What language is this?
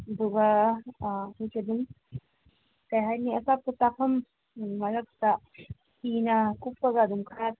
Manipuri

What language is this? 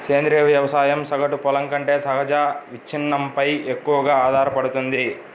Telugu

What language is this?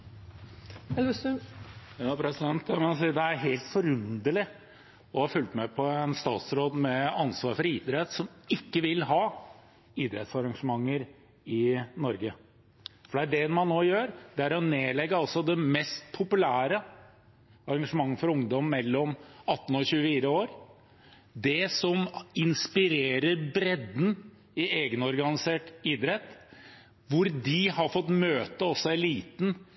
Norwegian Bokmål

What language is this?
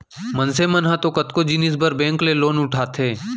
Chhattisgarhi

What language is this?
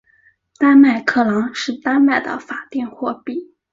Chinese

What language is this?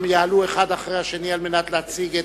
Hebrew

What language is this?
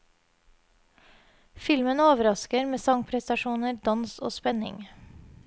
Norwegian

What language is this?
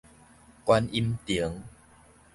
Min Nan Chinese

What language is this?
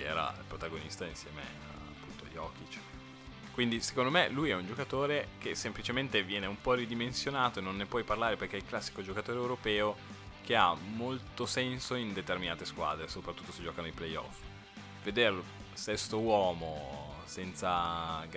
Italian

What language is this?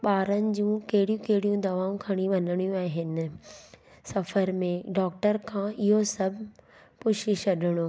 Sindhi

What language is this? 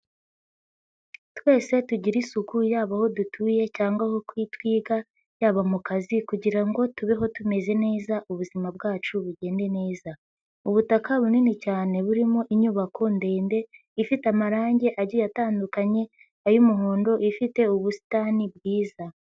Kinyarwanda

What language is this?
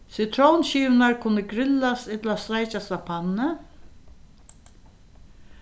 Faroese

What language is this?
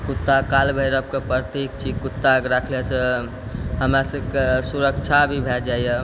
Maithili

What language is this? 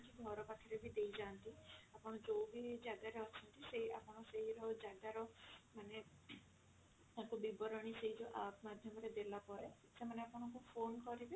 Odia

